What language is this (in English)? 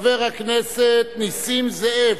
Hebrew